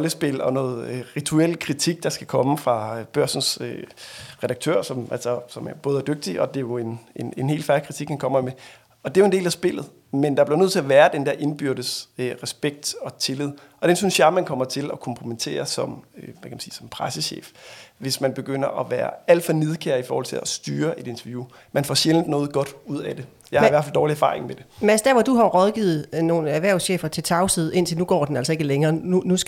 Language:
Danish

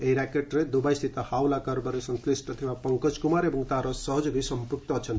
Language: Odia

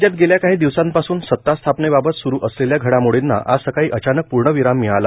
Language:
Marathi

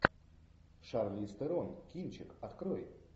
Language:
Russian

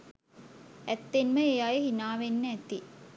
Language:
Sinhala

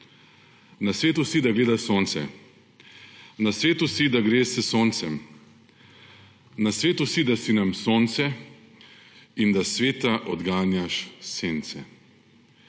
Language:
Slovenian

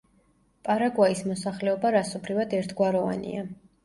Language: Georgian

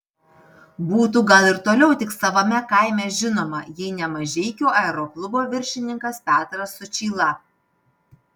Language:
Lithuanian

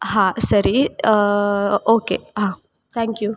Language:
Kannada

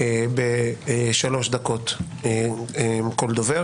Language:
Hebrew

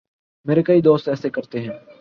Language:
Urdu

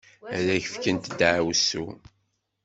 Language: Kabyle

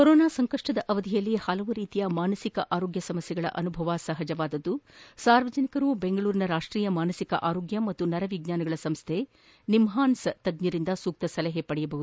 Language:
Kannada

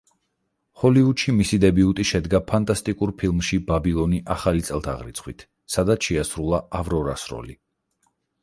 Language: Georgian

